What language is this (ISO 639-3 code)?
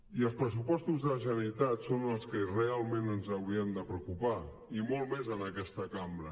cat